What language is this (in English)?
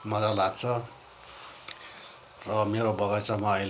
Nepali